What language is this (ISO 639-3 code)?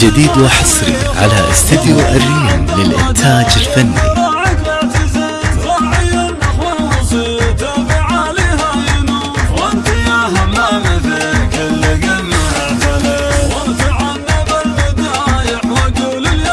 ara